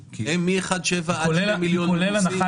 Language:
Hebrew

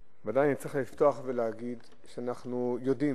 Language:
Hebrew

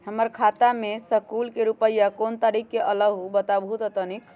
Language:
Magahi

